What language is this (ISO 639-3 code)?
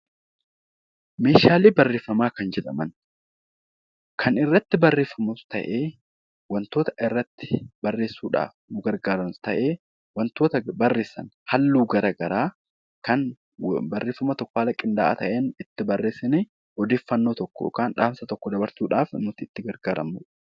orm